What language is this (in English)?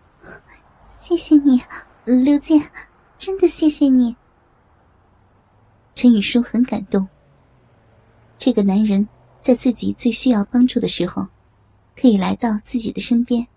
Chinese